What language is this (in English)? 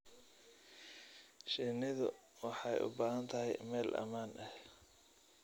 Somali